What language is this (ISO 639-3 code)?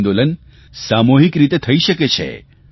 guj